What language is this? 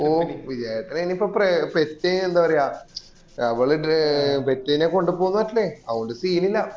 Malayalam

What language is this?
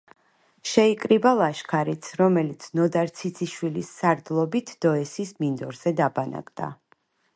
Georgian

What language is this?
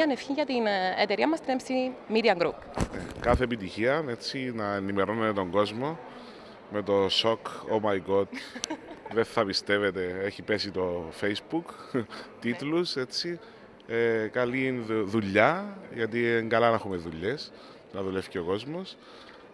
Greek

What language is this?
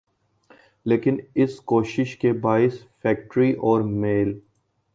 Urdu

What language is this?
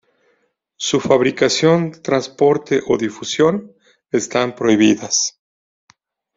Spanish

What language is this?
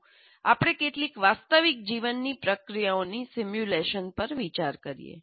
Gujarati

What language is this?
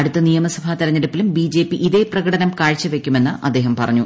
Malayalam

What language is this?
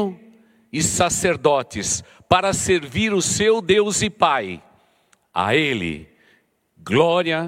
Portuguese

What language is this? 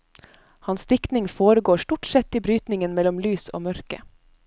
Norwegian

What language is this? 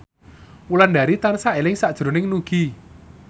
Javanese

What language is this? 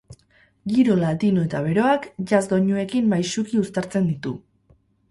Basque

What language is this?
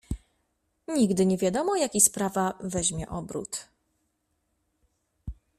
Polish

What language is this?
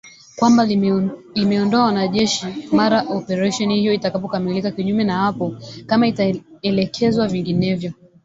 Swahili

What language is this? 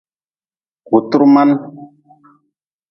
Nawdm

